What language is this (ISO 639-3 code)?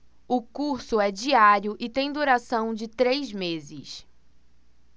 por